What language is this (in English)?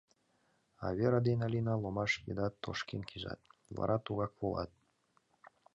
Mari